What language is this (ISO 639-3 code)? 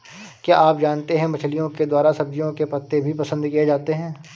hin